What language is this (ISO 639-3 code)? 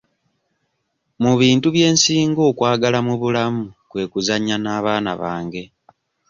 lug